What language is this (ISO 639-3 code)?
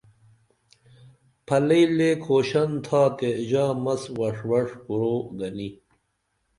dml